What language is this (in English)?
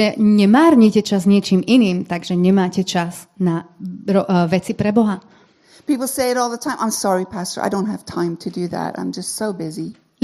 Slovak